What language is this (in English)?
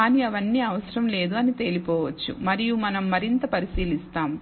Telugu